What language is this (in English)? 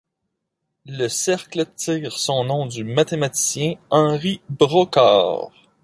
French